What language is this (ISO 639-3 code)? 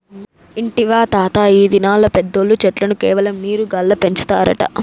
tel